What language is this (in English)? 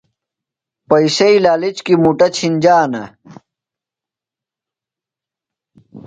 Phalura